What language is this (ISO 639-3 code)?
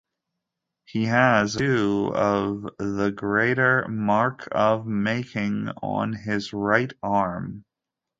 eng